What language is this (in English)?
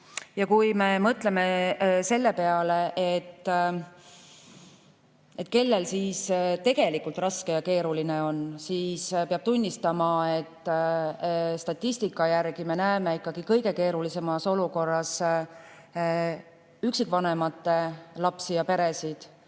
Estonian